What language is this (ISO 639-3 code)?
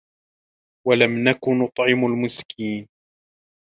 ara